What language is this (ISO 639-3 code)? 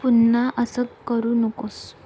mar